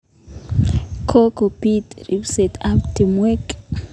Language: Kalenjin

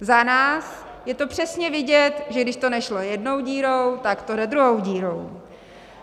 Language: Czech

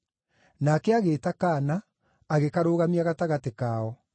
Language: Kikuyu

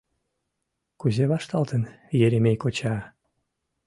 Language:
Mari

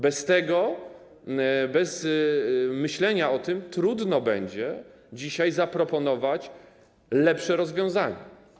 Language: Polish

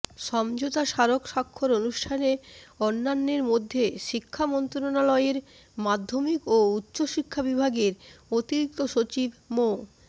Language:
Bangla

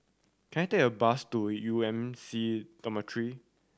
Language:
English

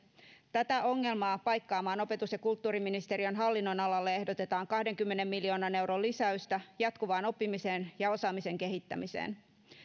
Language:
Finnish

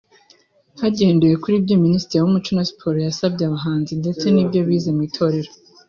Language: Kinyarwanda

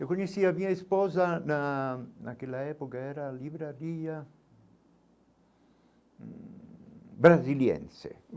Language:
Portuguese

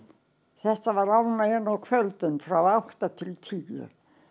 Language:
Icelandic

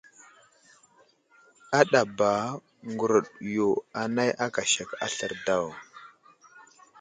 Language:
Wuzlam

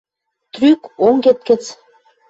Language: Western Mari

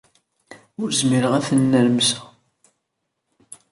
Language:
Kabyle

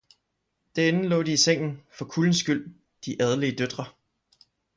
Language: Danish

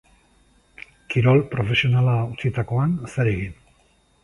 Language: Basque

